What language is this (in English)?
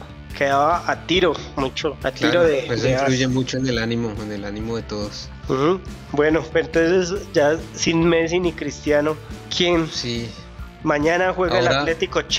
Spanish